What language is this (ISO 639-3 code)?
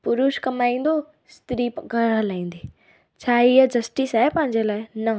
snd